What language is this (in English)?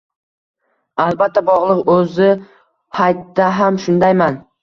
Uzbek